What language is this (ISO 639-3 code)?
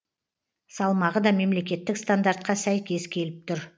kaz